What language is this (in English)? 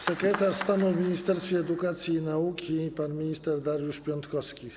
Polish